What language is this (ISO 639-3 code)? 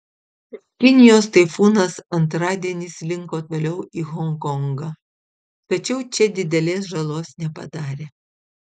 lit